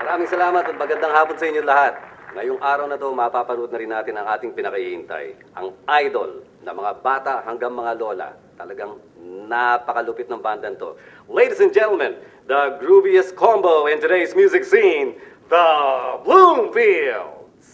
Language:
Filipino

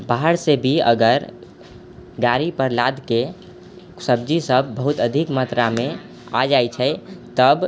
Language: Maithili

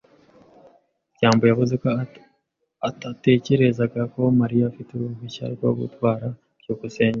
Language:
Kinyarwanda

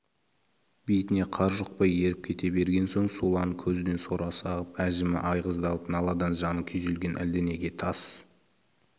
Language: Kazakh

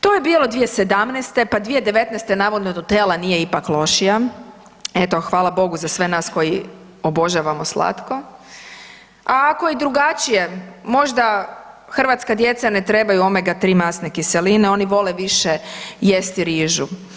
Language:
Croatian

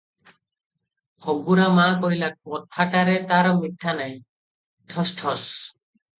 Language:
Odia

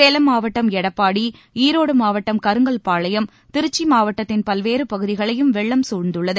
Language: Tamil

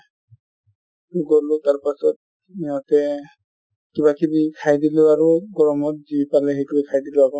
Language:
Assamese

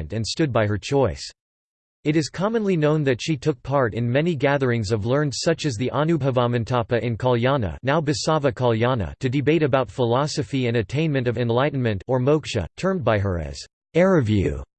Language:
English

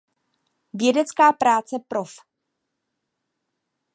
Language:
Czech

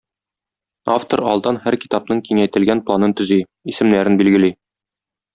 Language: Tatar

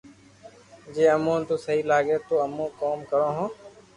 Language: Loarki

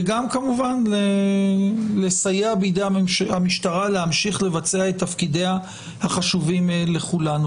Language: Hebrew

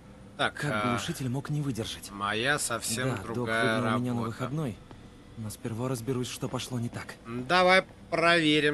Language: Russian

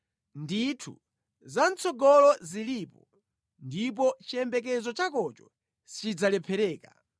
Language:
Nyanja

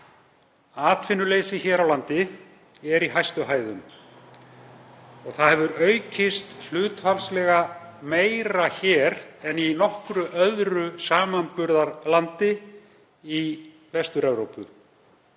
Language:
Icelandic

